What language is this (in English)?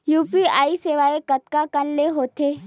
Chhattisgarhi